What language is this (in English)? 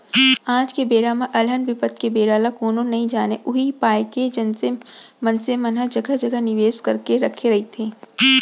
Chhattisgarhi